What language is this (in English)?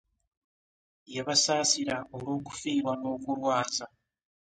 Ganda